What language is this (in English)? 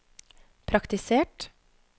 Norwegian